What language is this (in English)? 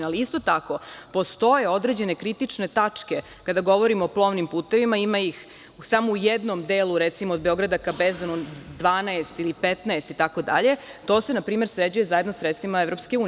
Serbian